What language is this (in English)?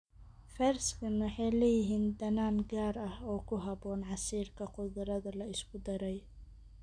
Somali